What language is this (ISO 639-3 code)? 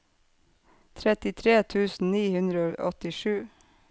nor